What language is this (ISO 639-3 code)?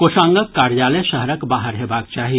mai